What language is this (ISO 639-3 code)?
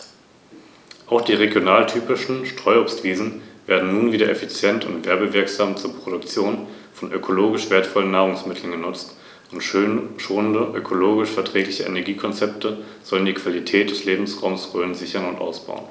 deu